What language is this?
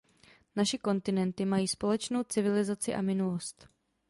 Czech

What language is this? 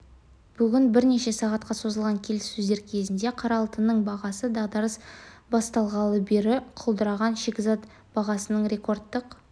Kazakh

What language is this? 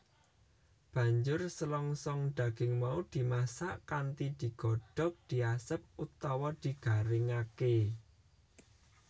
Javanese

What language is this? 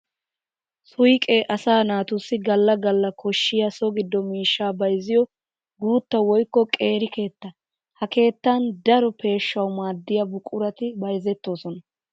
Wolaytta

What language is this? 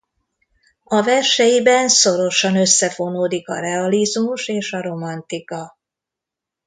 Hungarian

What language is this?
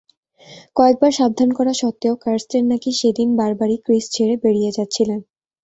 Bangla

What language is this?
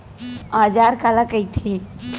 Chhattisgarhi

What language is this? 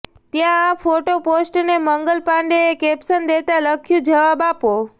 Gujarati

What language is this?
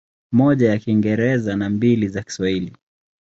Swahili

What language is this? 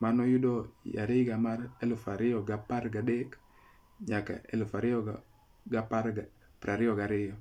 Luo (Kenya and Tanzania)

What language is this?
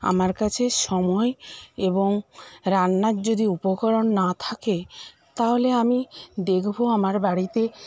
Bangla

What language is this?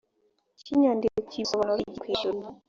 Kinyarwanda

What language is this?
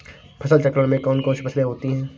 Hindi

